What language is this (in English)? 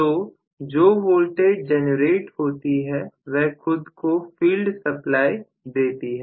Hindi